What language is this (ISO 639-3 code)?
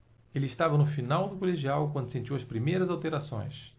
por